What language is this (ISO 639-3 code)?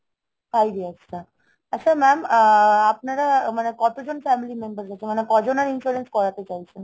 ben